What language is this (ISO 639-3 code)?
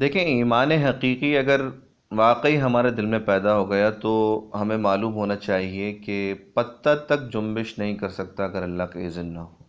urd